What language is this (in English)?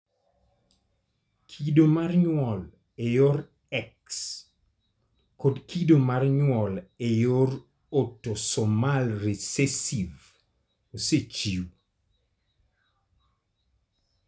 Luo (Kenya and Tanzania)